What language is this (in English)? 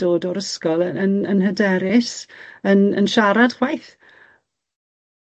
Welsh